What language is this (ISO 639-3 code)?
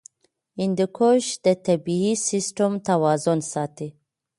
pus